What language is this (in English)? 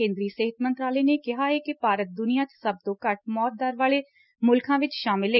Punjabi